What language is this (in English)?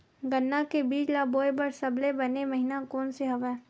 Chhattisgarhi